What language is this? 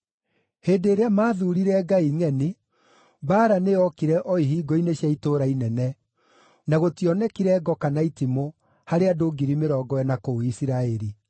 Kikuyu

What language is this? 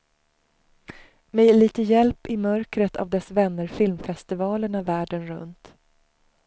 Swedish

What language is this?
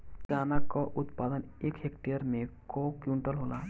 Bhojpuri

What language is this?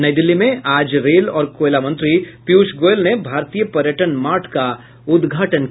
Hindi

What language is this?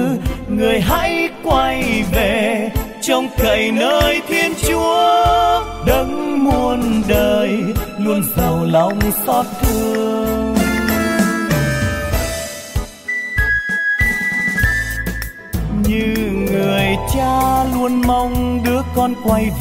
Vietnamese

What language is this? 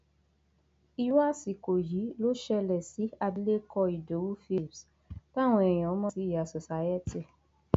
Yoruba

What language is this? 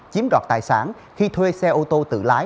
Vietnamese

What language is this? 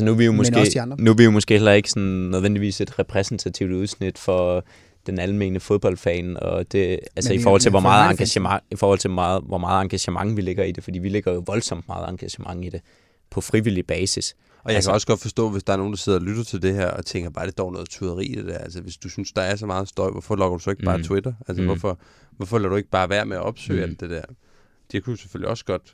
Danish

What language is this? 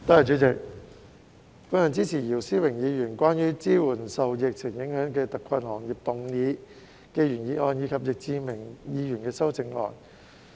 Cantonese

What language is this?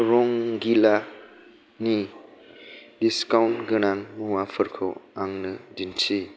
Bodo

